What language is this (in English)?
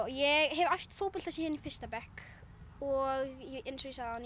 Icelandic